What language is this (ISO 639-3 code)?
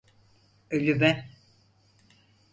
tur